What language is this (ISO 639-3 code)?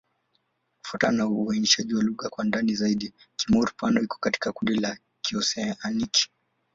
swa